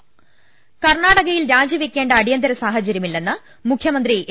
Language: Malayalam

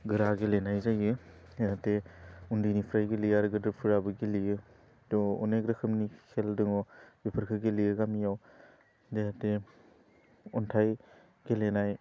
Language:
Bodo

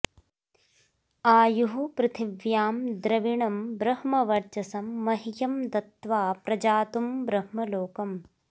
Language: Sanskrit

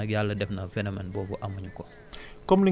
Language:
Wolof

